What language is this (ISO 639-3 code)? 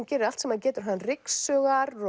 isl